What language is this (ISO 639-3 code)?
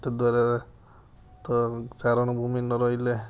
ori